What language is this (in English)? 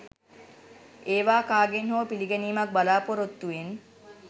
Sinhala